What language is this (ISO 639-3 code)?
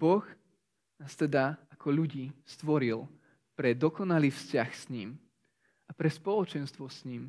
slk